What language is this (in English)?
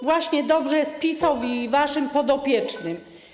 Polish